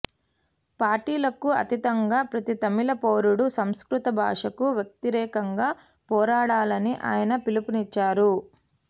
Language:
Telugu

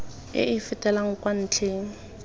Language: Tswana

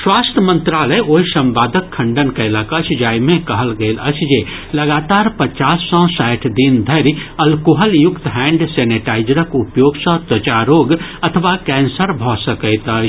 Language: Maithili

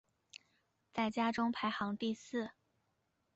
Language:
Chinese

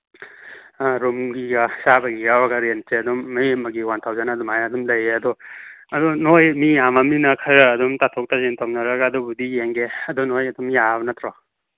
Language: Manipuri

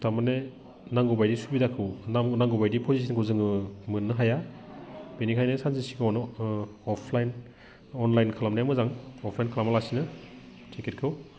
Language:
Bodo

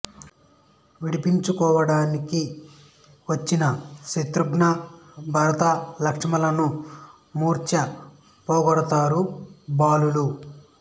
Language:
Telugu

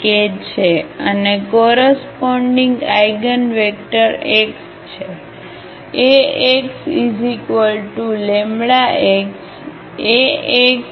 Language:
Gujarati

